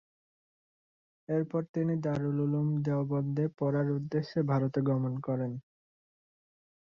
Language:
Bangla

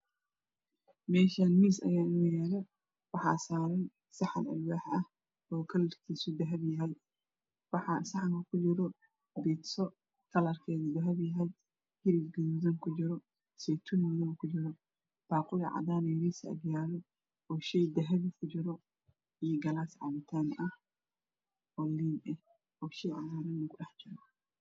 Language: Somali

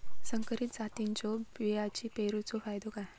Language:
Marathi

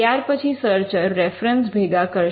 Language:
Gujarati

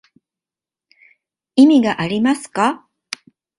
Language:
Japanese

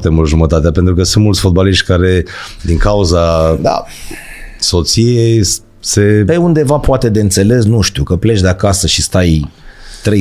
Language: Romanian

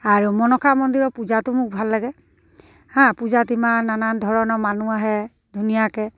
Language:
Assamese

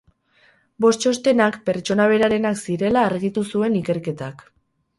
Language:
Basque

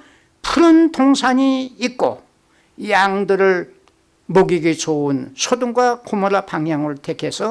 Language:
Korean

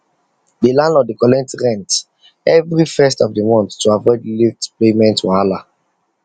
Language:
Nigerian Pidgin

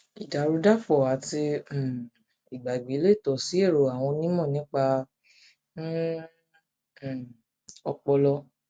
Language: Yoruba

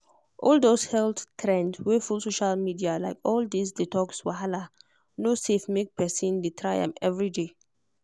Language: Nigerian Pidgin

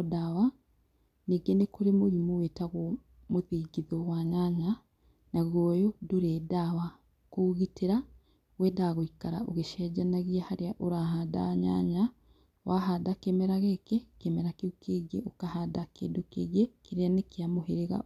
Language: Kikuyu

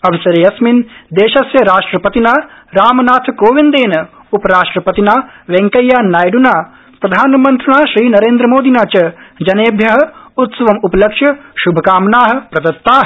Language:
Sanskrit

